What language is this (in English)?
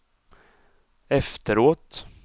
Swedish